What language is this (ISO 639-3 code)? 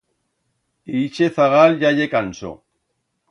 arg